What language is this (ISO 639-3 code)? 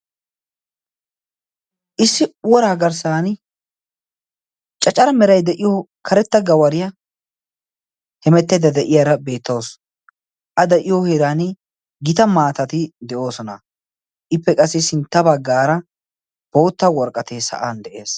wal